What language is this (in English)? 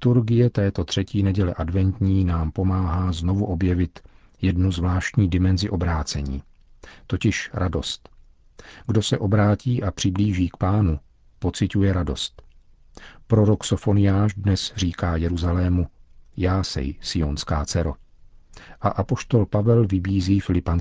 Czech